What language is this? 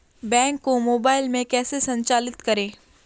Hindi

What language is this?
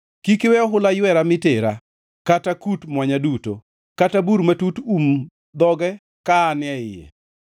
Luo (Kenya and Tanzania)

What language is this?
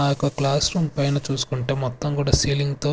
Telugu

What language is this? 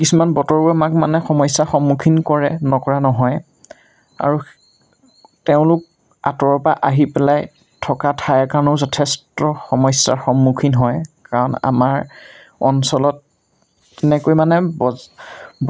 Assamese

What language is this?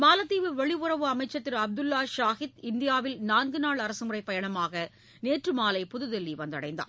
Tamil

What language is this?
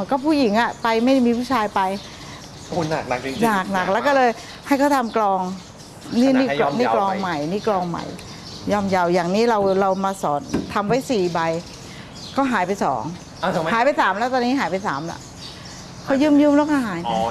Thai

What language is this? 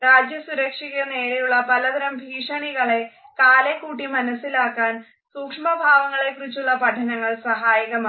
Malayalam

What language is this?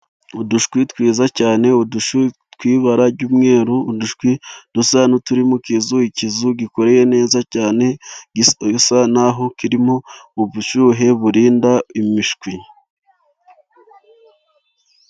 Kinyarwanda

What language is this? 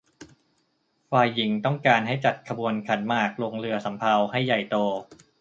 Thai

